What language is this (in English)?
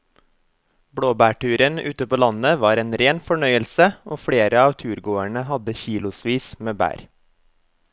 Norwegian